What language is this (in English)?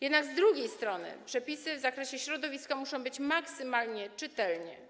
Polish